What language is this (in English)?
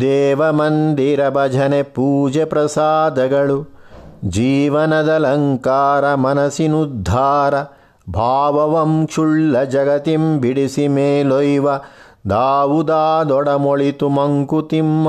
Kannada